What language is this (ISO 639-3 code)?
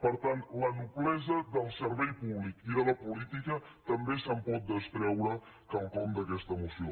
cat